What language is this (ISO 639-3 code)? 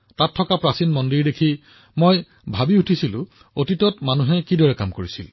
asm